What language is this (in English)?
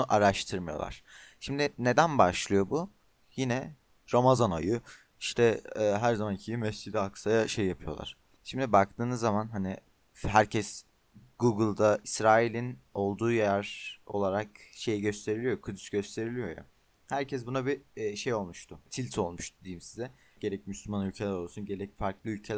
Turkish